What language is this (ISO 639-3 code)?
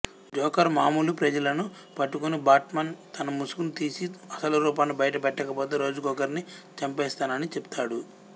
tel